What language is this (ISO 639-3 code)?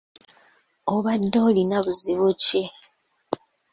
lug